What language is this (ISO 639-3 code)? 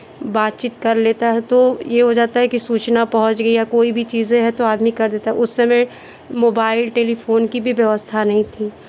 hin